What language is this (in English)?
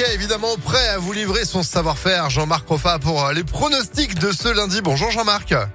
French